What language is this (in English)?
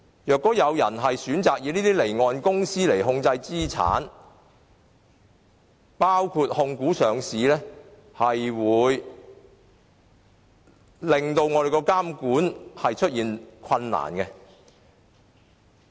Cantonese